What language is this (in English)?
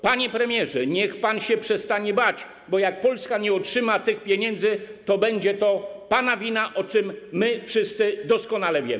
Polish